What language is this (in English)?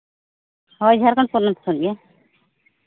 Santali